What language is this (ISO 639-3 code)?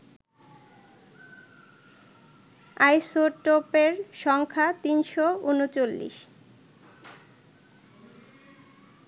ben